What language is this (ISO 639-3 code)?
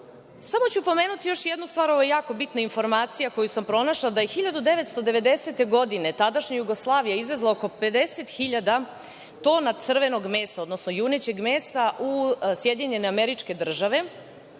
srp